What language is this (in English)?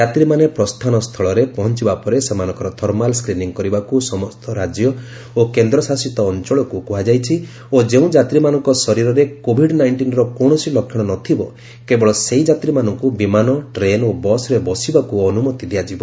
Odia